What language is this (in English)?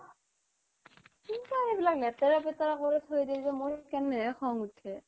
Assamese